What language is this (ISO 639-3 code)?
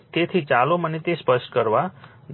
guj